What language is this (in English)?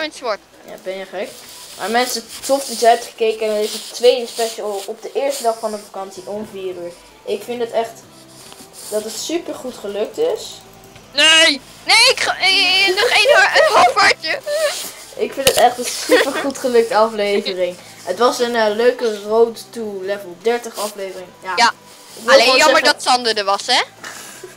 Dutch